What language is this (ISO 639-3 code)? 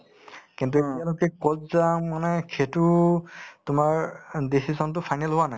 asm